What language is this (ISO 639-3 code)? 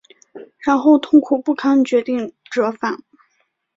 zho